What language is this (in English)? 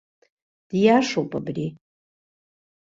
Abkhazian